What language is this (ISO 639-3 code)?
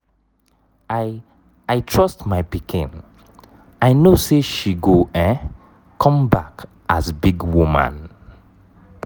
pcm